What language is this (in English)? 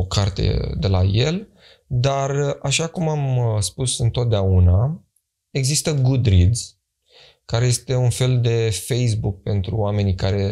Romanian